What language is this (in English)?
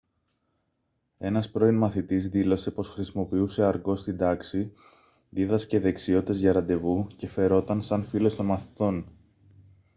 Greek